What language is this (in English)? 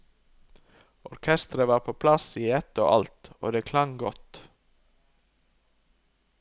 Norwegian